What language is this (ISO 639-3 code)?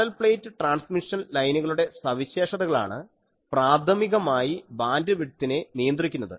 mal